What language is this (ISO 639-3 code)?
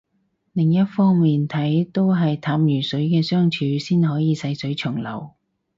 yue